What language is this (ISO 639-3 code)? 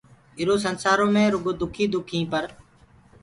ggg